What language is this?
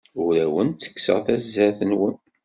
Kabyle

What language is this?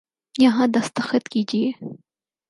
Urdu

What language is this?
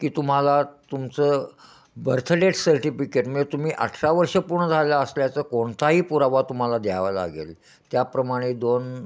Marathi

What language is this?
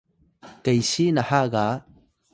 Atayal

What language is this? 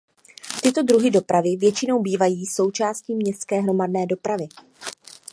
Czech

